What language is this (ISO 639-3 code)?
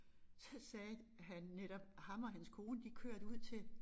dan